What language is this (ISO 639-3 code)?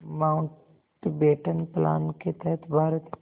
hin